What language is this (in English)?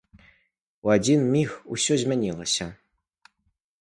Belarusian